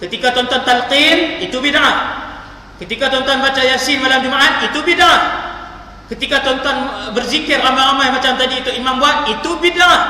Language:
Malay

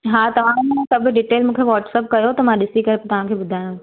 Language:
Sindhi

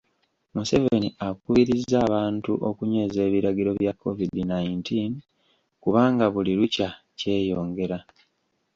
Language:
Ganda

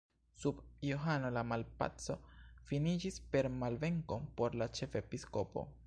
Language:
Esperanto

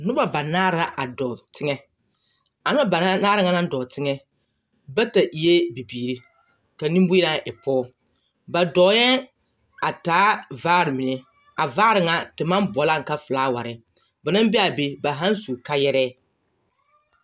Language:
Southern Dagaare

